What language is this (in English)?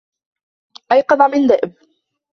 Arabic